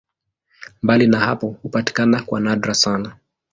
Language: Swahili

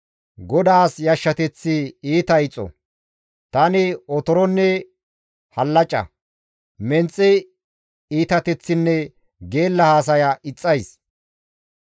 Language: Gamo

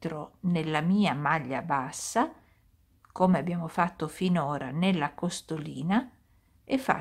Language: Italian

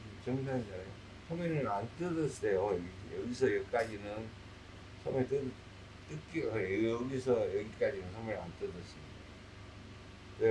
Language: Korean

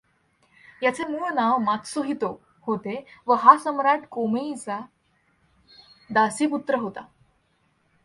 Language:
Marathi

